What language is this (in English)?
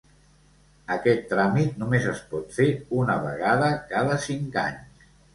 Catalan